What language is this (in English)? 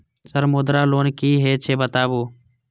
Maithili